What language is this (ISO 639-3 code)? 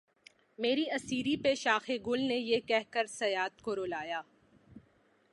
urd